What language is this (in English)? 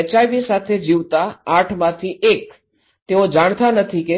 Gujarati